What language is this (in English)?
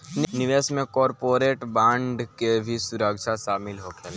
Bhojpuri